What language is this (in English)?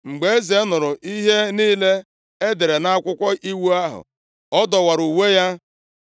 Igbo